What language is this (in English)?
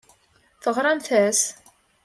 Kabyle